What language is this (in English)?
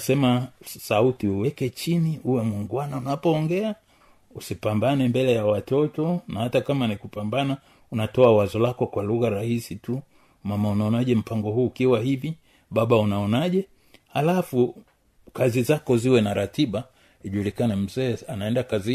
Swahili